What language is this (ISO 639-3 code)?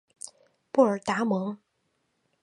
zho